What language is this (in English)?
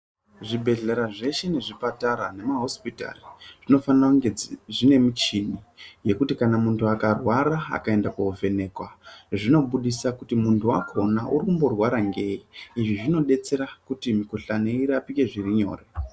Ndau